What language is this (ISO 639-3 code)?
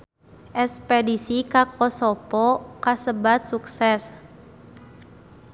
sun